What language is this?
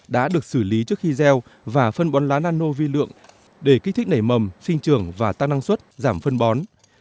Vietnamese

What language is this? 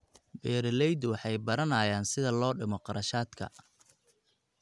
Somali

